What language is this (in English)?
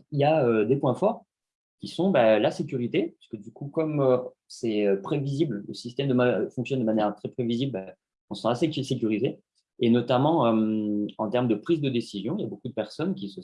French